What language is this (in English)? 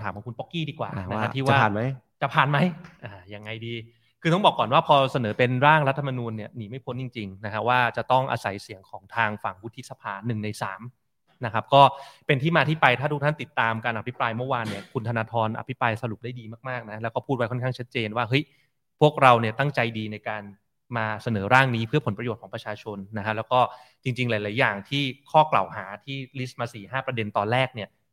Thai